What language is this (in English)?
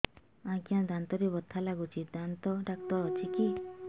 Odia